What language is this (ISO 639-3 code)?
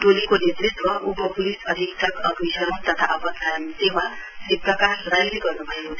nep